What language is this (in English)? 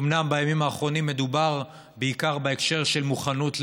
Hebrew